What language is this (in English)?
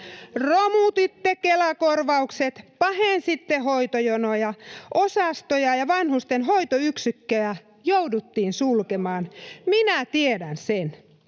Finnish